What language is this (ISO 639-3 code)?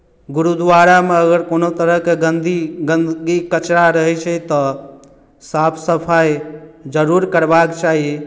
mai